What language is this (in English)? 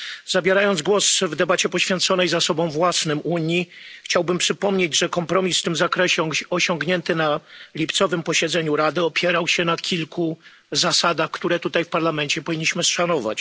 Polish